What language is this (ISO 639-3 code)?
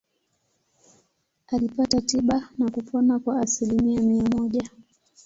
swa